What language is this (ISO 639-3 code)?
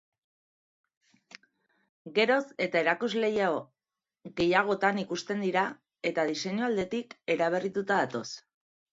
eus